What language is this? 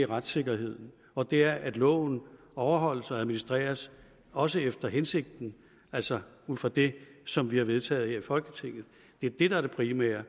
Danish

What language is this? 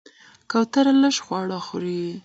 Pashto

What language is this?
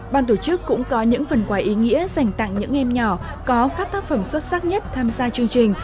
Vietnamese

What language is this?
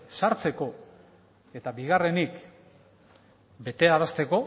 Basque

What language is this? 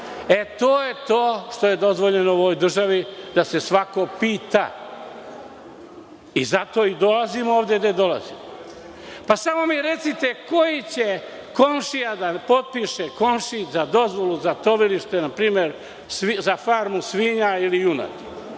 Serbian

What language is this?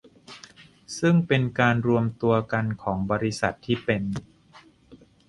Thai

